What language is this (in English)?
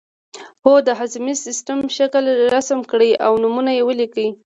Pashto